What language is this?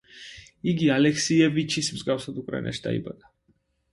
Georgian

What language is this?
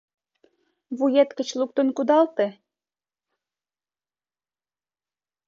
Mari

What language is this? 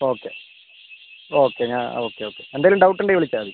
Malayalam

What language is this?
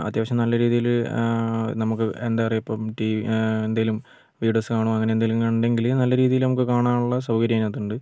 Malayalam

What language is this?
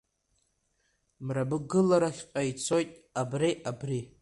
Abkhazian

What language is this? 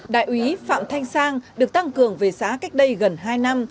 Vietnamese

